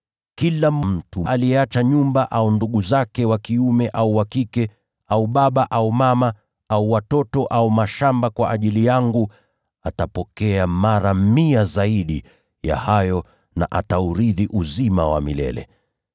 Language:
Swahili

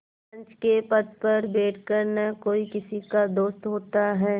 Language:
Hindi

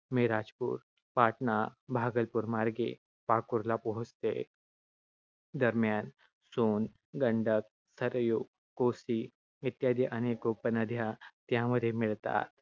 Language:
Marathi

